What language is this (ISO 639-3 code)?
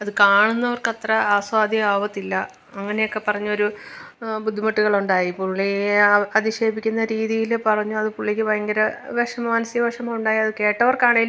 mal